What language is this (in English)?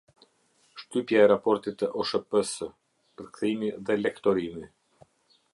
Albanian